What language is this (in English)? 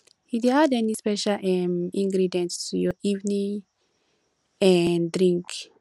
Nigerian Pidgin